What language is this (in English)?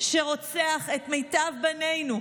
Hebrew